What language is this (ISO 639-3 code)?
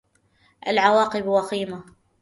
ara